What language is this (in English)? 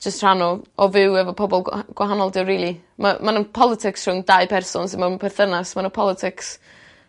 Welsh